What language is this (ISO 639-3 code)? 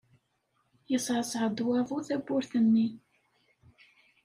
kab